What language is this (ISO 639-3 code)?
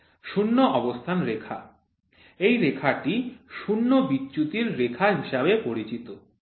ben